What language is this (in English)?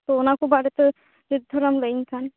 Santali